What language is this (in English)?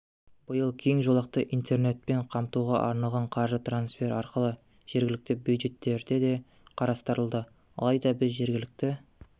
Kazakh